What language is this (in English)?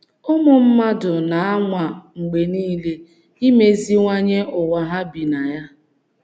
Igbo